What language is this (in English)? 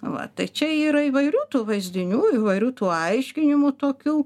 Lithuanian